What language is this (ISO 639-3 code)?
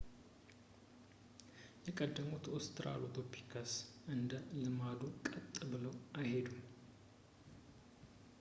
amh